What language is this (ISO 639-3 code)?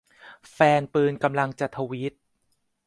tha